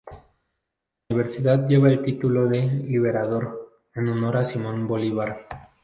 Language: Spanish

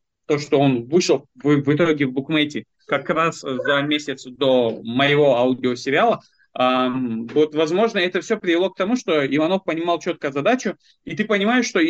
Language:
Russian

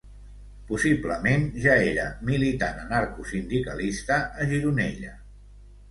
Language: Catalan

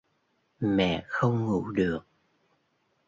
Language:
Vietnamese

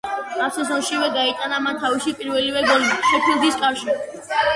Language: Georgian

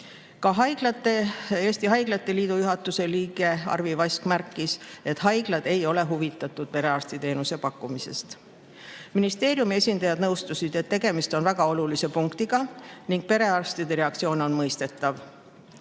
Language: Estonian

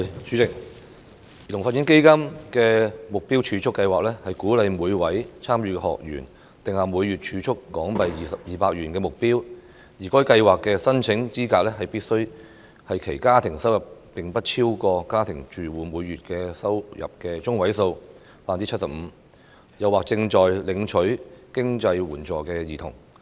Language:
Cantonese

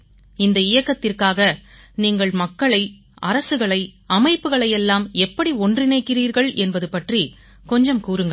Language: Tamil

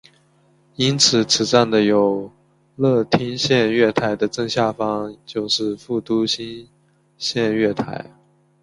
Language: Chinese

